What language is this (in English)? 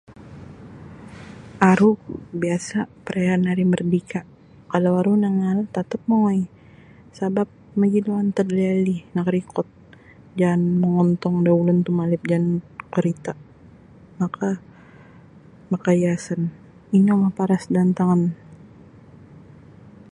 Sabah Bisaya